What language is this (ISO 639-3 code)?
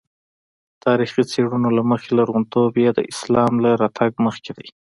pus